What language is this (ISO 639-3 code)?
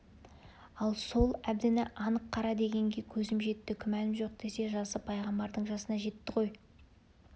kaz